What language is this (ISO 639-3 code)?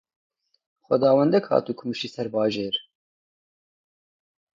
kur